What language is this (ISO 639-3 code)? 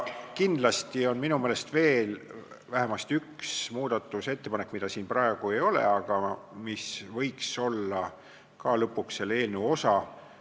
est